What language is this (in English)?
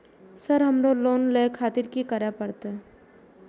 Maithili